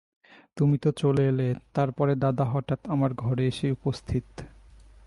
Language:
Bangla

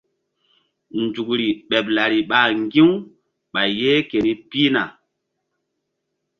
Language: Mbum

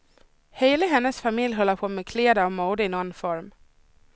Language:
Swedish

